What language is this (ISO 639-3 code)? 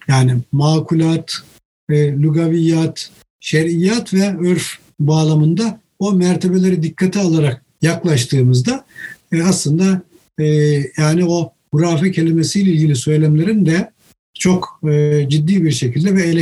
tur